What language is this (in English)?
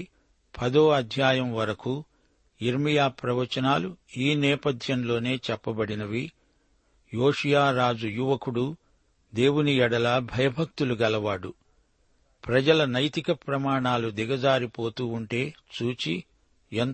Telugu